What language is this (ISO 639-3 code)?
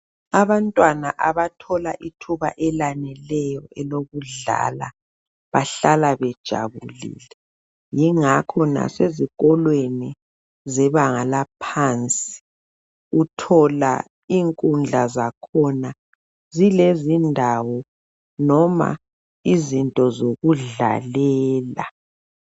nde